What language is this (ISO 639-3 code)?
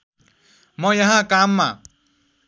nep